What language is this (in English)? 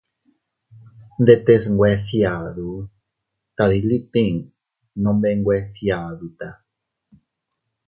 Teutila Cuicatec